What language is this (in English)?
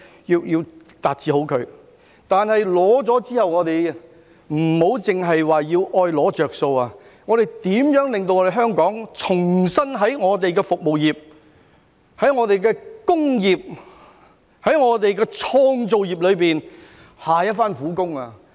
Cantonese